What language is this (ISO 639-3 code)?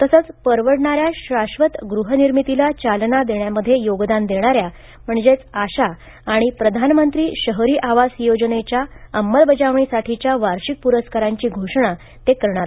mar